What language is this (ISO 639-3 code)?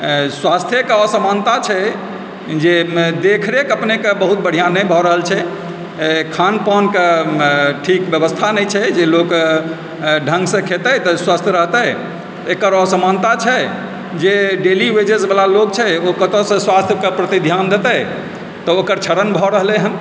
mai